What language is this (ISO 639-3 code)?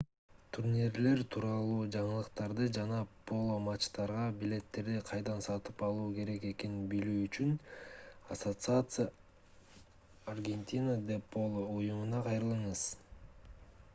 kir